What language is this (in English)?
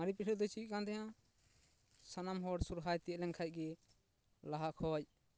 Santali